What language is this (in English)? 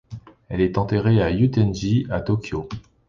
French